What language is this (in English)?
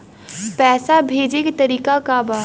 Bhojpuri